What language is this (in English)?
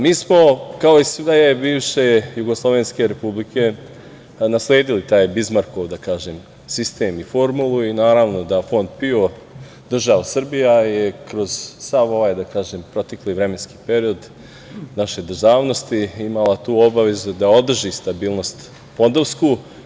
Serbian